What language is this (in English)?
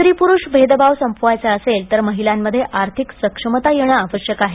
Marathi